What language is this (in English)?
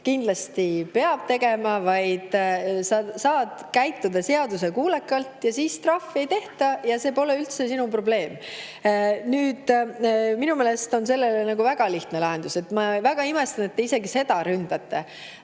Estonian